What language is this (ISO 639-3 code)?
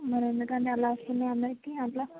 tel